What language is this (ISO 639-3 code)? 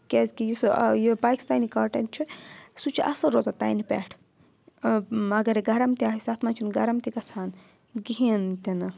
kas